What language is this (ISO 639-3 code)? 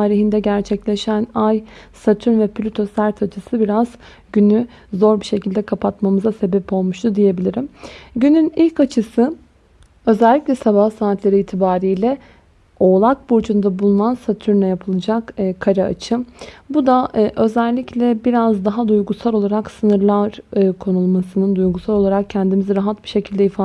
tur